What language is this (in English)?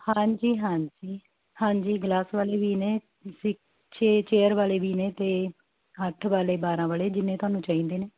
Punjabi